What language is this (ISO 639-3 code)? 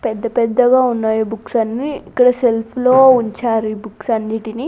tel